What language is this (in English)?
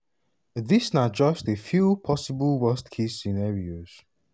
Nigerian Pidgin